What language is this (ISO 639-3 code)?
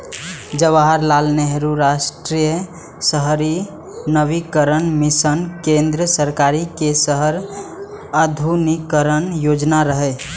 mai